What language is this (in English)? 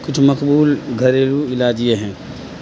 Urdu